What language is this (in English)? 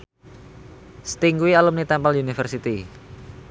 Javanese